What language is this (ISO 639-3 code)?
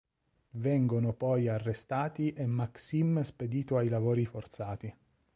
ita